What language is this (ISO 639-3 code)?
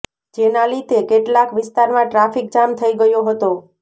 guj